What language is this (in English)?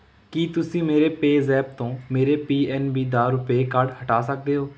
Punjabi